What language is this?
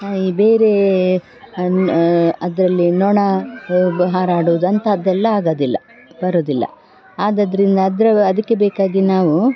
Kannada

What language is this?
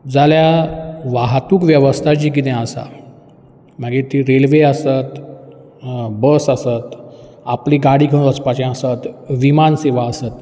Konkani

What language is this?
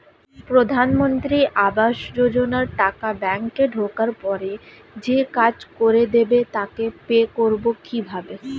Bangla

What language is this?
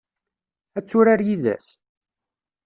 Kabyle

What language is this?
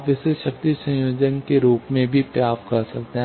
Hindi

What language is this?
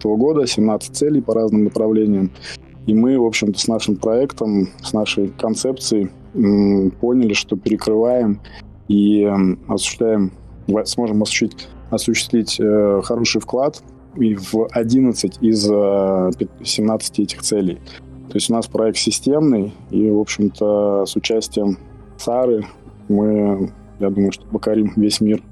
Russian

